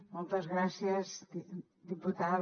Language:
Catalan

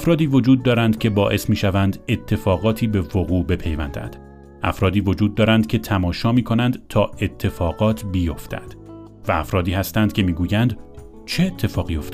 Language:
Persian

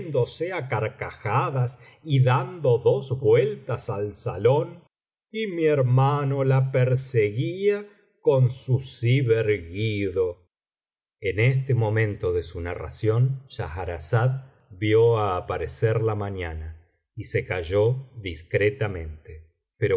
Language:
Spanish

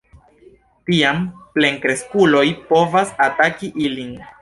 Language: Esperanto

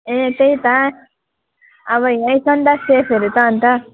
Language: Nepali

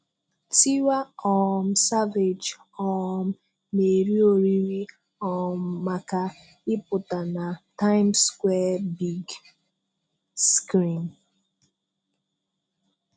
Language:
Igbo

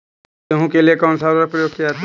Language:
Hindi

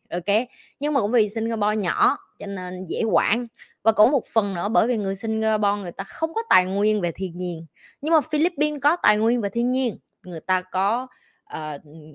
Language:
Vietnamese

